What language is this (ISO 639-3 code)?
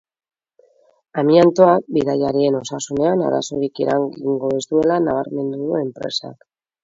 eus